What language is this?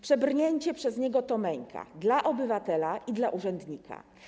Polish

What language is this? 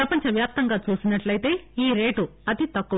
Telugu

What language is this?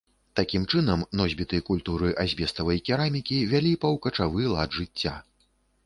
Belarusian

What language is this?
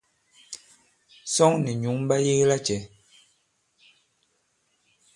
Bankon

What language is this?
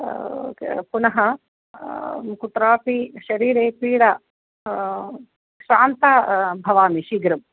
Sanskrit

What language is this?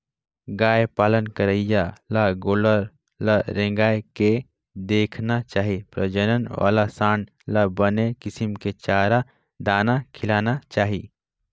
Chhattisgarhi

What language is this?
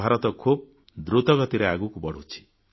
Odia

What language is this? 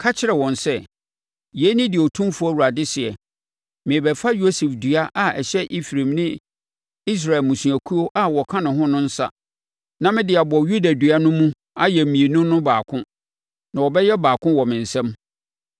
Akan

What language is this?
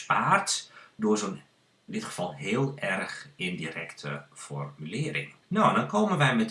Dutch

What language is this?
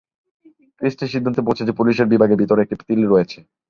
Bangla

